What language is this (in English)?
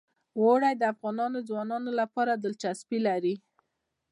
Pashto